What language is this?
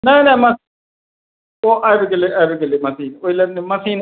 Maithili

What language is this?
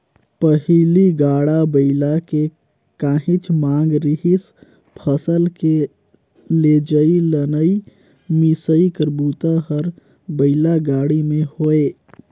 Chhattisgarhi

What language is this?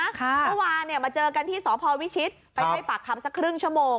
Thai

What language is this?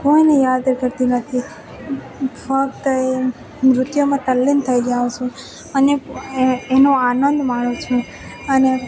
Gujarati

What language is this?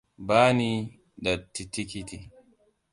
Hausa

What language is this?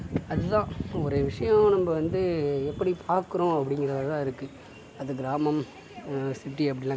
Tamil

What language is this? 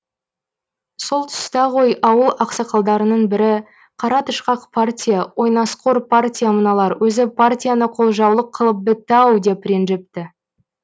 Kazakh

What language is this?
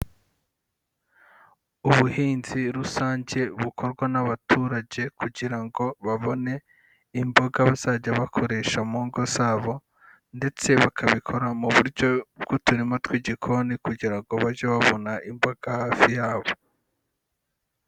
Kinyarwanda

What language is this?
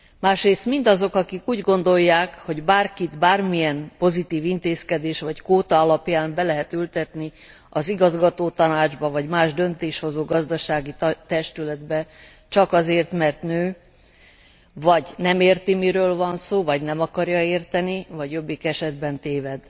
Hungarian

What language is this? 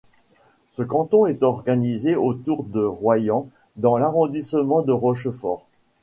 French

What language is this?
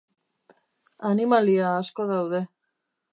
Basque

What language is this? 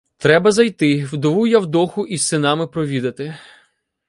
Ukrainian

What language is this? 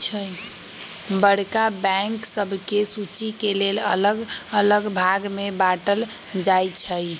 Magahi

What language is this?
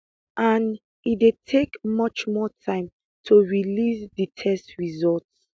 Nigerian Pidgin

